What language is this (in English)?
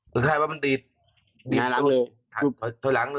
Thai